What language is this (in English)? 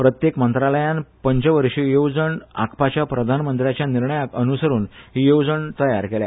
Konkani